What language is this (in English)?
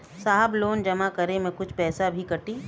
Bhojpuri